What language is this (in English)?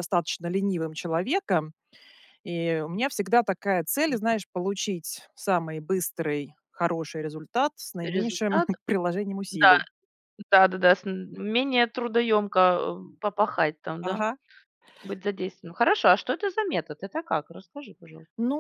Russian